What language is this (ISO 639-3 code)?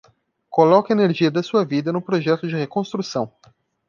por